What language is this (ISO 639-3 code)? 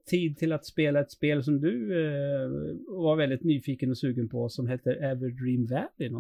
swe